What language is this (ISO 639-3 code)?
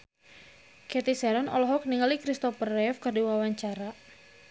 sun